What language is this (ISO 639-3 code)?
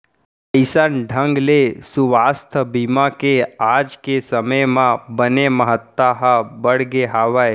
hne